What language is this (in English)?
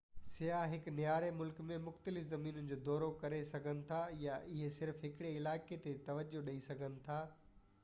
Sindhi